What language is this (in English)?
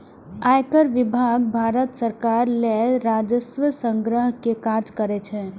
Maithili